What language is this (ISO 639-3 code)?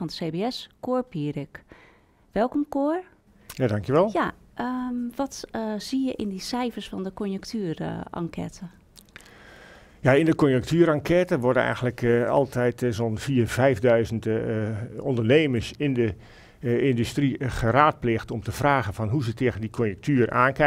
nld